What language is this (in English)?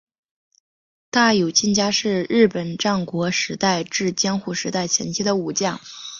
Chinese